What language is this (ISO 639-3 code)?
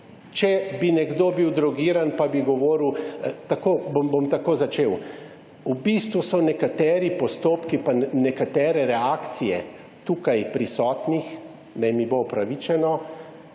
slv